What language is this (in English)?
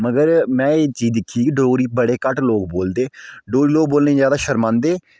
Dogri